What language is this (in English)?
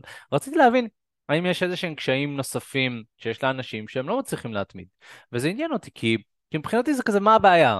Hebrew